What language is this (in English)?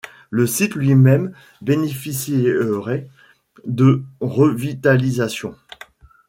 French